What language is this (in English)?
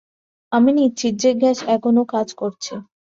Bangla